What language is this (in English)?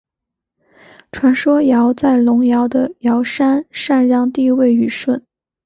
Chinese